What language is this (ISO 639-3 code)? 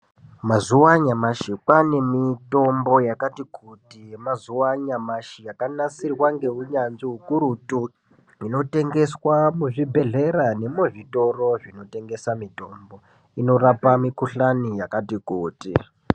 ndc